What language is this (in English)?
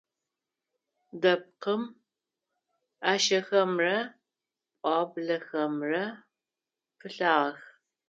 Adyghe